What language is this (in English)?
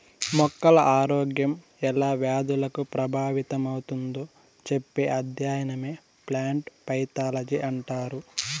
Telugu